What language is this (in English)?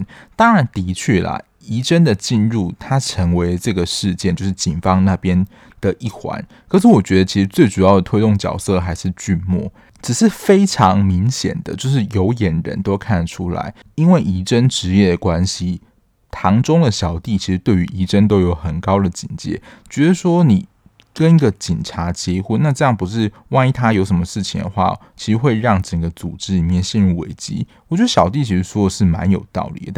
Chinese